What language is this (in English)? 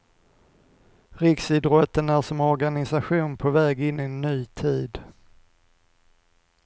Swedish